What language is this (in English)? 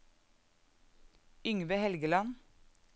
Norwegian